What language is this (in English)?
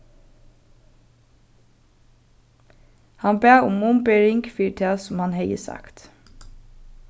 Faroese